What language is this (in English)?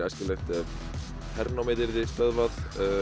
Icelandic